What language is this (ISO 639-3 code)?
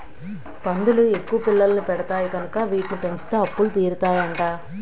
tel